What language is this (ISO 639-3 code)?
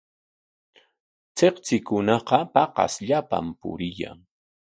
qwa